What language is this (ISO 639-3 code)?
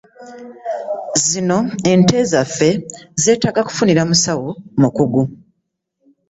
lug